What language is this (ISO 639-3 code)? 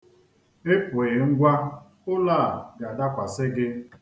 ibo